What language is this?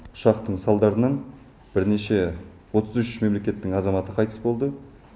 Kazakh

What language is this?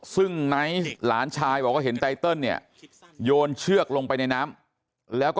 Thai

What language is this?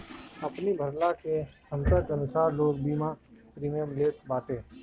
Bhojpuri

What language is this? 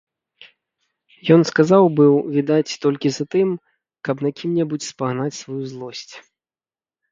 Belarusian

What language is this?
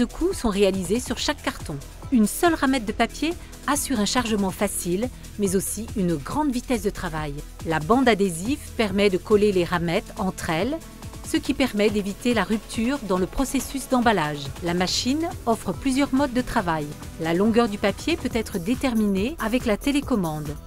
French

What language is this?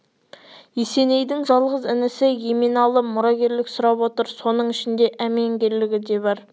Kazakh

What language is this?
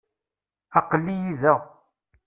Kabyle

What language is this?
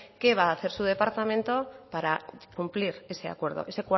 Spanish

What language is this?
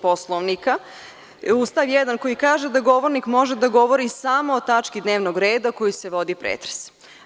Serbian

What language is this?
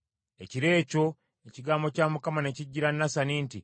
Ganda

